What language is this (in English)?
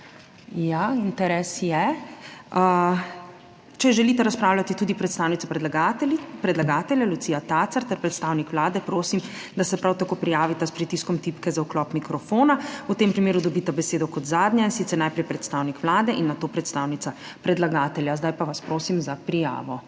Slovenian